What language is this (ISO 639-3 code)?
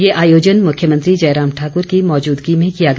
hin